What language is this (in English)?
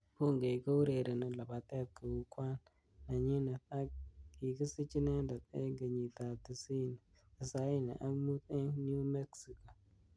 Kalenjin